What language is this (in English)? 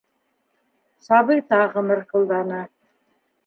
Bashkir